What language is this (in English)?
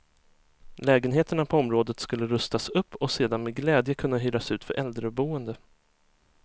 Swedish